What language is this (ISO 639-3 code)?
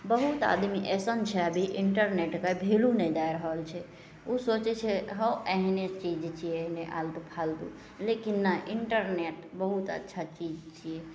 mai